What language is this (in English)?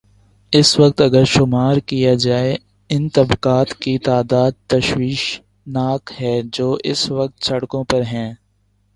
Urdu